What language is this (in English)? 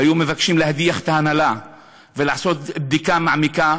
Hebrew